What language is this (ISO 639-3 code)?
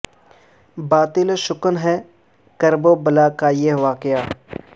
urd